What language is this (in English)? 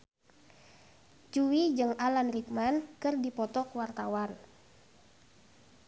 Sundanese